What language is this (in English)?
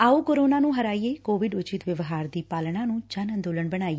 Punjabi